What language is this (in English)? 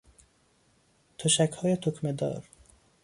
Persian